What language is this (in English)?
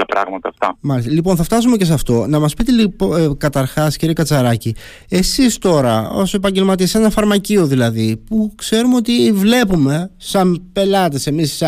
Greek